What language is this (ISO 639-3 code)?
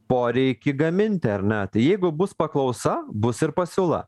lit